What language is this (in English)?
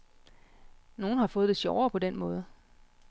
Danish